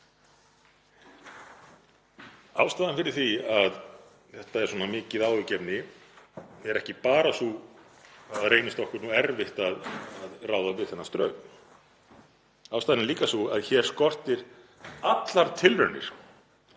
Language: Icelandic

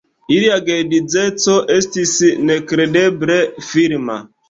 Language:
Esperanto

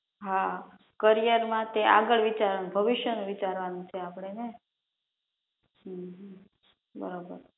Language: Gujarati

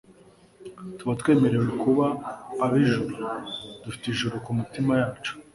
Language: Kinyarwanda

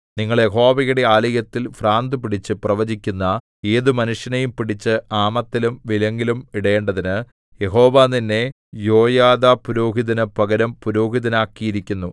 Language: Malayalam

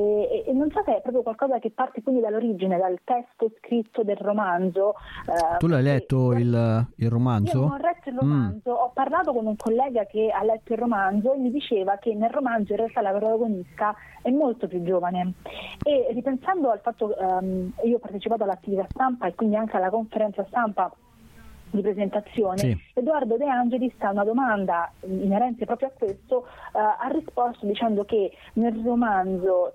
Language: Italian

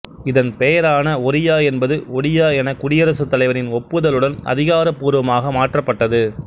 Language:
Tamil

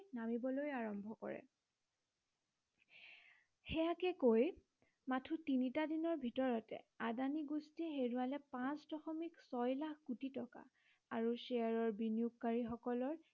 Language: Assamese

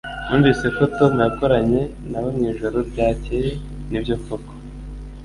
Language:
Kinyarwanda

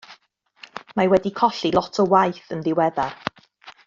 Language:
Welsh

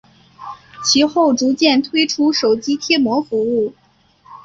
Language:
Chinese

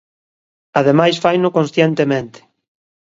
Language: Galician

